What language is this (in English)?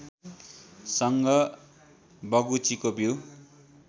Nepali